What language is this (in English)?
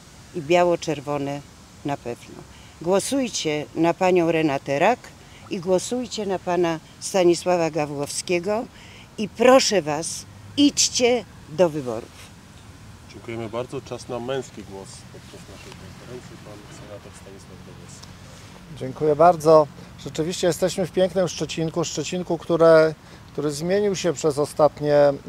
Polish